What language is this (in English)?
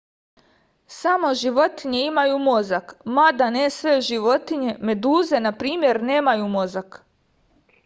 Serbian